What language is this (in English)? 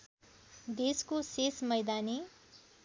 Nepali